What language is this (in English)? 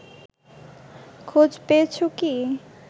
Bangla